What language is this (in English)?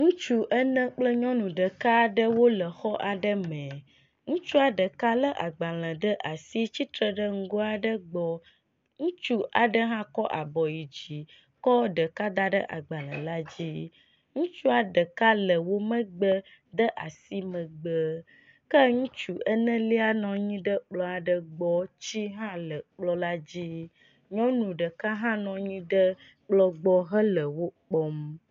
Ewe